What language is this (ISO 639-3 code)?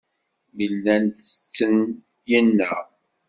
kab